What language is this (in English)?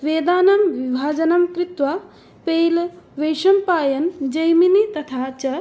Sanskrit